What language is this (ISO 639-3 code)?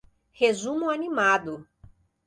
por